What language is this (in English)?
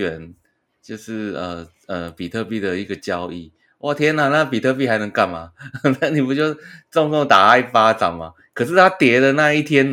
Chinese